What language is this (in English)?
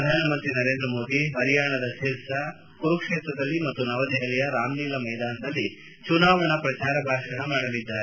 Kannada